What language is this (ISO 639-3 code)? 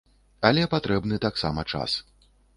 bel